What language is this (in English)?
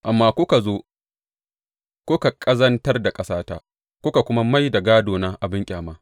Hausa